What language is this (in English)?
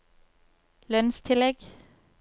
Norwegian